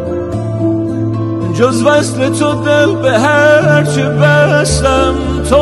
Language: Persian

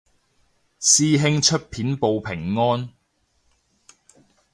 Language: Cantonese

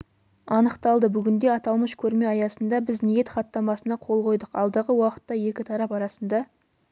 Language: Kazakh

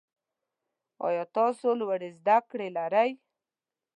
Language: Pashto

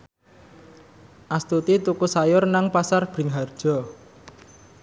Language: Javanese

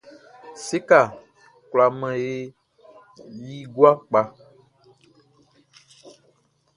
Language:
Baoulé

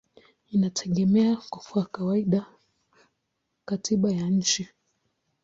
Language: Swahili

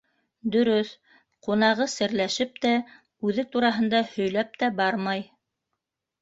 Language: Bashkir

